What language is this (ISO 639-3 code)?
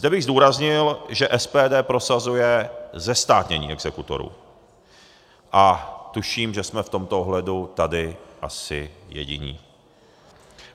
ces